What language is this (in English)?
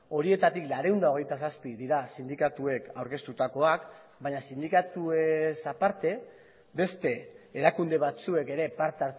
Basque